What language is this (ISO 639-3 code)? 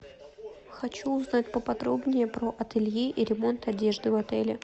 rus